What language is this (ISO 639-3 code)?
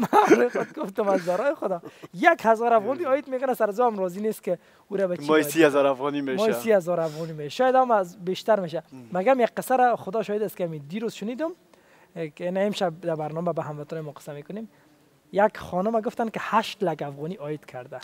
fas